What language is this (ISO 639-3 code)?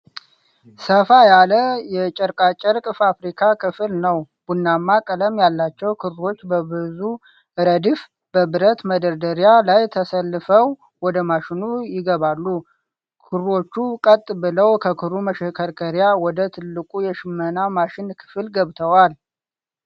amh